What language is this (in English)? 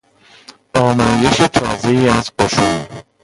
Persian